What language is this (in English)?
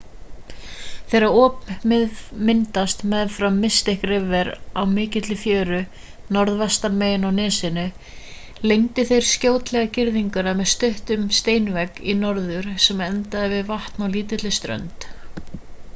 Icelandic